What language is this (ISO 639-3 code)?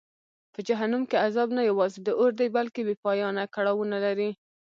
pus